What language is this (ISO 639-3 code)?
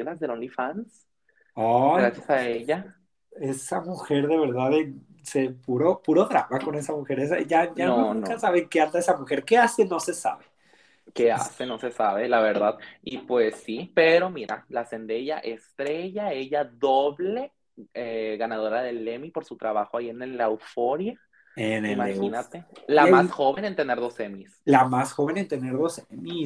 spa